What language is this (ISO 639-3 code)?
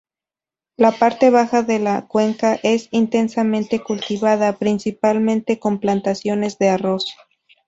spa